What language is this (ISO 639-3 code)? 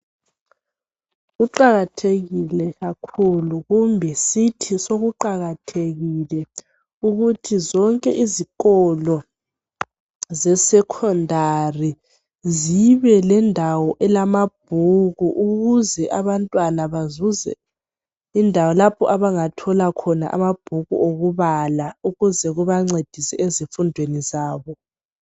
nde